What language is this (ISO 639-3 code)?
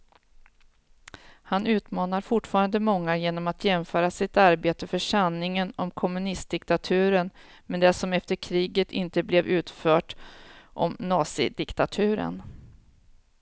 swe